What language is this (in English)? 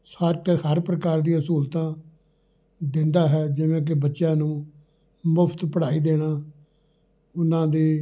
Punjabi